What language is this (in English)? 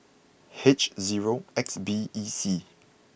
English